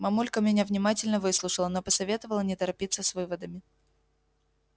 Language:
Russian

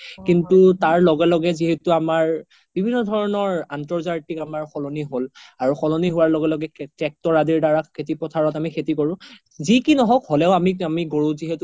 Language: Assamese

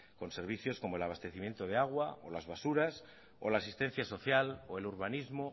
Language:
Spanish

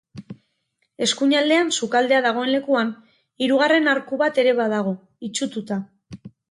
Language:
Basque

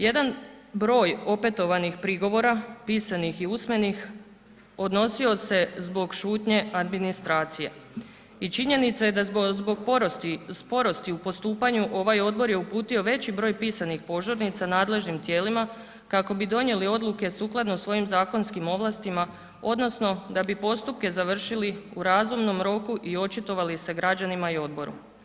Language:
Croatian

